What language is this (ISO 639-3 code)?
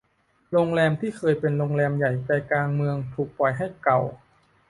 tha